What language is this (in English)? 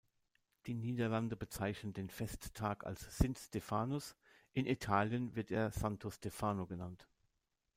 German